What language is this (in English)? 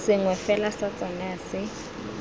Tswana